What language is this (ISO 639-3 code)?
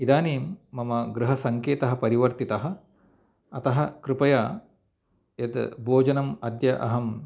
san